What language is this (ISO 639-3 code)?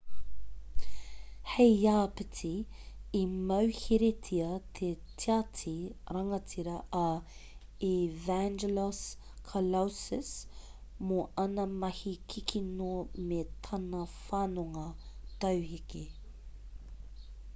mri